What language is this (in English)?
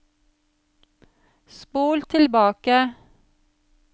Norwegian